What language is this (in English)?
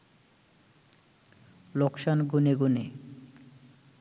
Bangla